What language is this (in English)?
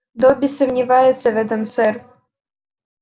Russian